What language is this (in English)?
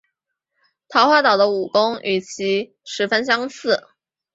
Chinese